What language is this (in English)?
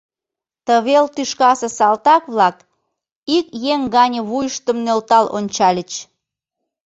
Mari